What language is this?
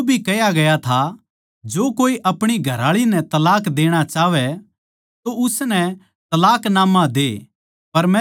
Haryanvi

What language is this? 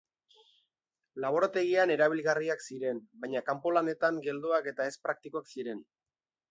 Basque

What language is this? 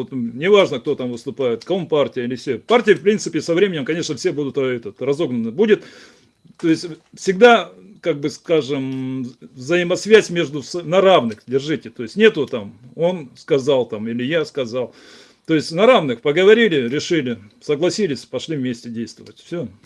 Russian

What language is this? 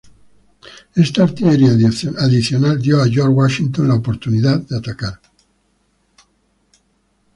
Spanish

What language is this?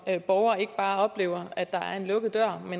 Danish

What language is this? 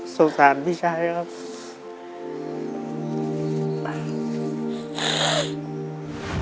Thai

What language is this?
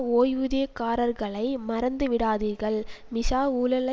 Tamil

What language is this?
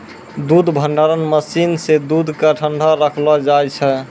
Maithili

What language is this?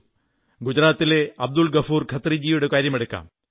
Malayalam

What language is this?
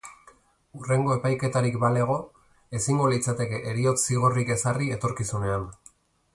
Basque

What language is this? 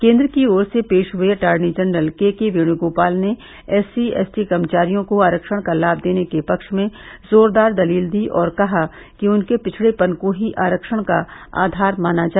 Hindi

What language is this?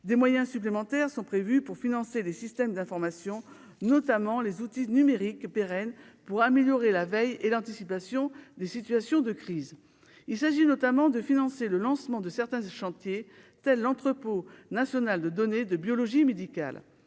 French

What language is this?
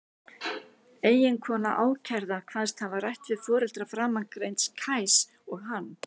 Icelandic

